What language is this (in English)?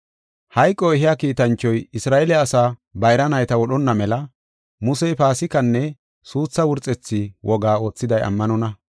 Gofa